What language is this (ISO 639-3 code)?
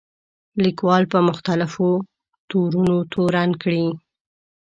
pus